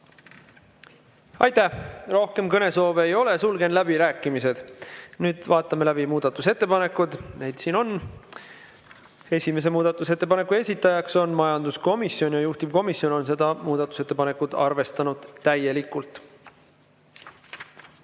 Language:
Estonian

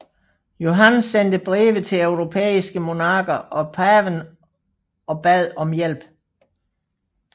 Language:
Danish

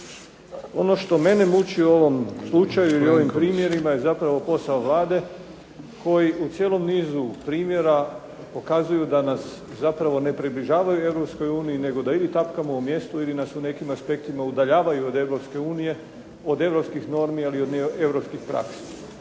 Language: Croatian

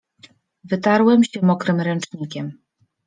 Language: Polish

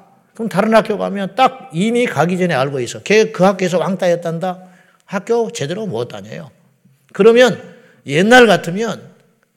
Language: Korean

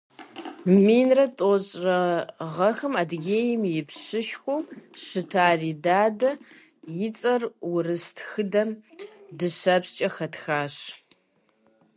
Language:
Kabardian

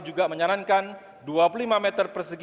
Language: Indonesian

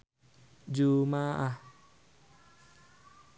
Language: Sundanese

